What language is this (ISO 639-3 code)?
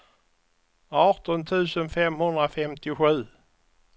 swe